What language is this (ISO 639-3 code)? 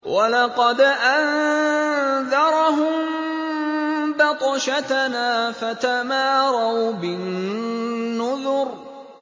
ara